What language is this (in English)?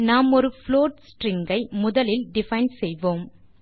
Tamil